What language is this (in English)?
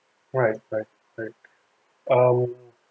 English